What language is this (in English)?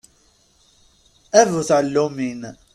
Kabyle